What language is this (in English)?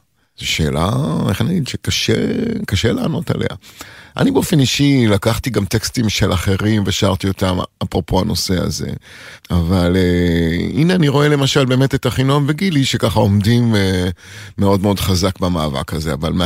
Hebrew